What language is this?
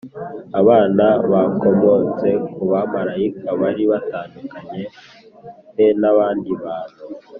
Kinyarwanda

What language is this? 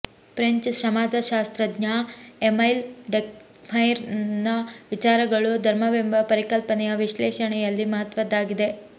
Kannada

